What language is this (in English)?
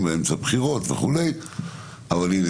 Hebrew